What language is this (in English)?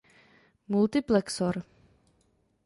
Czech